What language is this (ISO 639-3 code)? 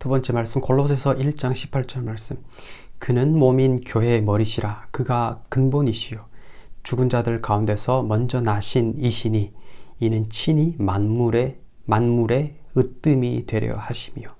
kor